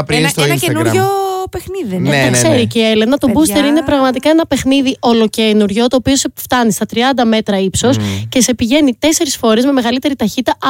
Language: Greek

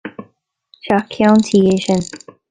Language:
Irish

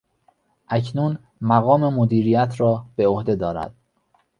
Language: Persian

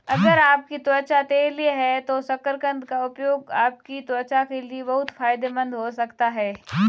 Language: Hindi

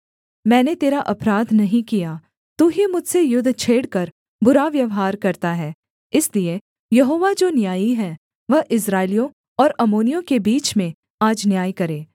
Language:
Hindi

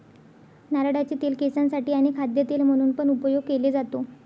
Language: Marathi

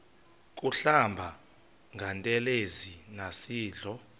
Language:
Xhosa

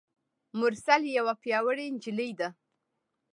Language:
Pashto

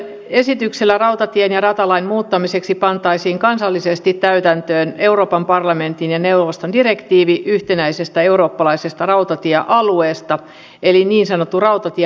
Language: Finnish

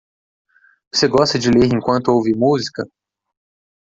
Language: Portuguese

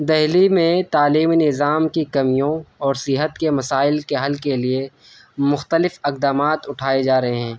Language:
Urdu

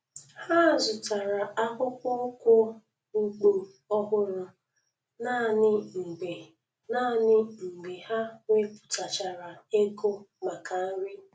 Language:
Igbo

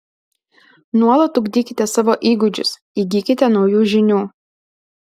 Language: Lithuanian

